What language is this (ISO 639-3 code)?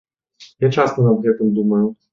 bel